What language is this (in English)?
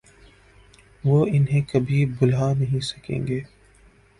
Urdu